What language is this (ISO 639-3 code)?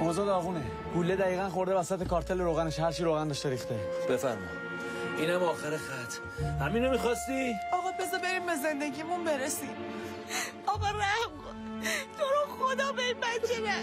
fas